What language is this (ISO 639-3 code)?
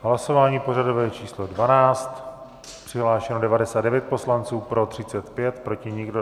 ces